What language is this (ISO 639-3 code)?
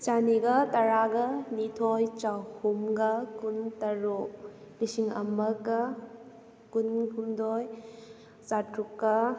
mni